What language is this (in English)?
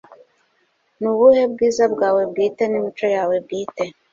Kinyarwanda